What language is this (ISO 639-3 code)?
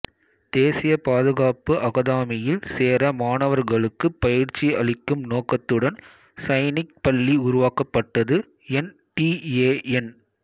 tam